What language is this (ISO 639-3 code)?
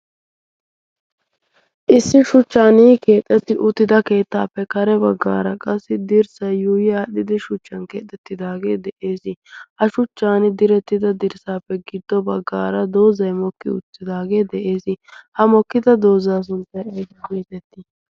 wal